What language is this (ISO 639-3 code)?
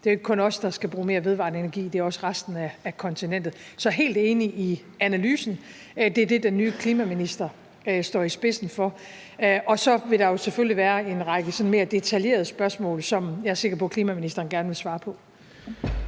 dan